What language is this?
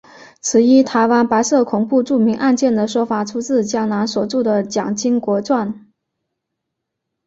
Chinese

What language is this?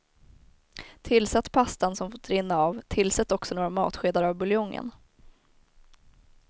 Swedish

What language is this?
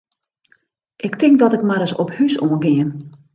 Western Frisian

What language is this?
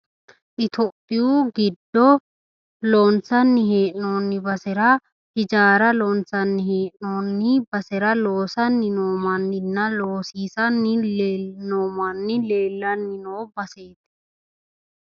Sidamo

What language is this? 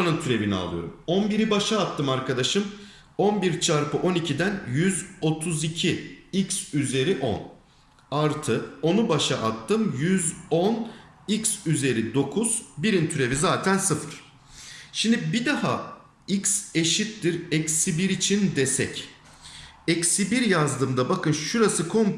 Turkish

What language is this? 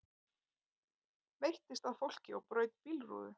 Icelandic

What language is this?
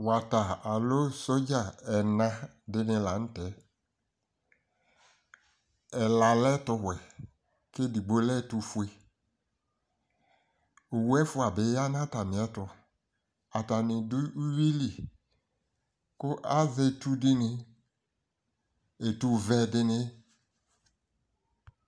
Ikposo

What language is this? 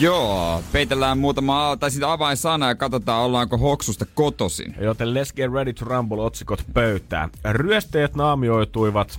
Finnish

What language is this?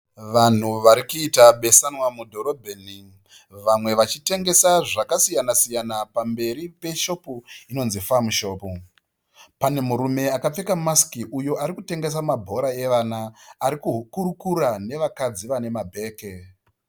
Shona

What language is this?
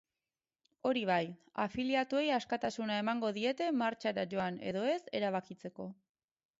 Basque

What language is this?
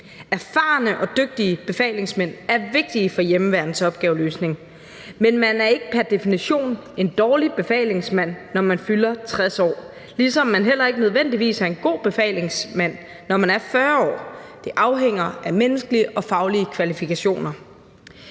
Danish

